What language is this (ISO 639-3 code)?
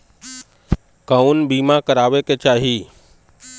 bho